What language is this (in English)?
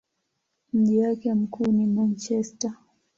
Swahili